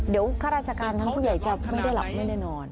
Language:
Thai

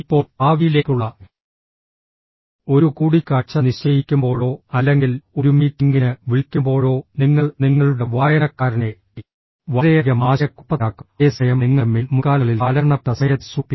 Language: Malayalam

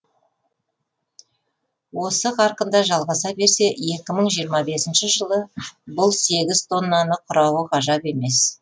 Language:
Kazakh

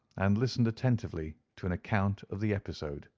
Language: English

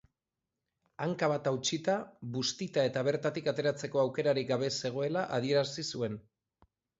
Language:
Basque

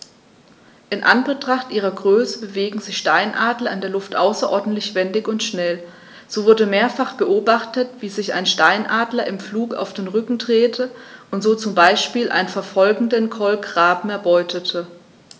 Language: German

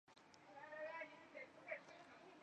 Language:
Chinese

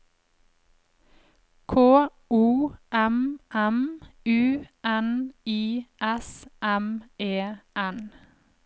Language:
Norwegian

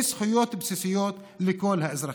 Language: Hebrew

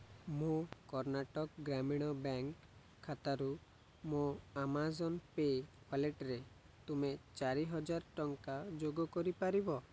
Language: Odia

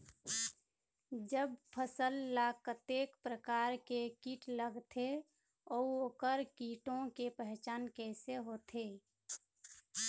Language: Chhattisgarhi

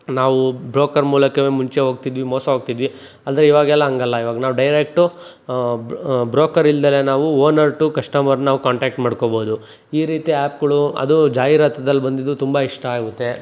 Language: Kannada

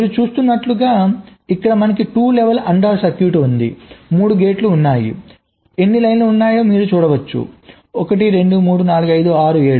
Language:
Telugu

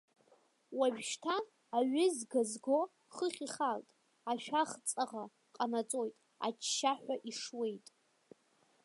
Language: Abkhazian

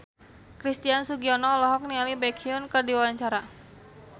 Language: Sundanese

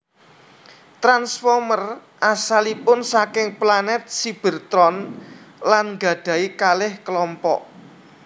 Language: Javanese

